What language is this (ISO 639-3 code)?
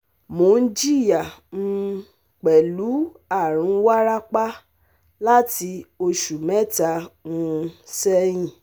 yor